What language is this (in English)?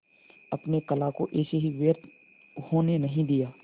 Hindi